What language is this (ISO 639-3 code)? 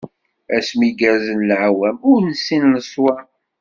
kab